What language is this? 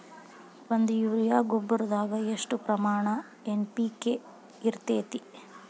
Kannada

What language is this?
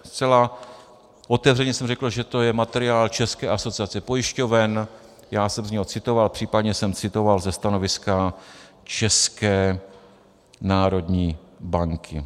Czech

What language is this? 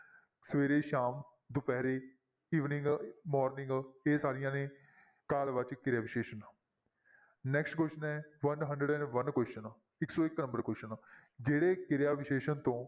Punjabi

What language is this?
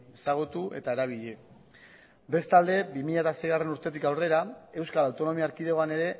Basque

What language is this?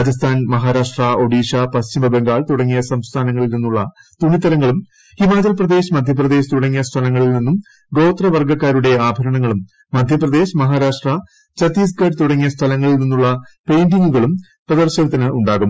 Malayalam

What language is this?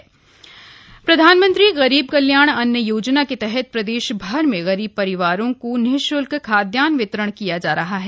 Hindi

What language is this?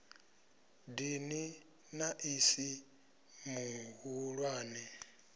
Venda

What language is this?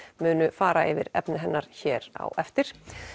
Icelandic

